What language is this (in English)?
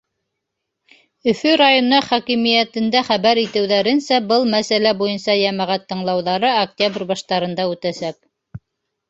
Bashkir